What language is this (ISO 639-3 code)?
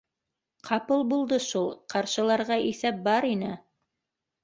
bak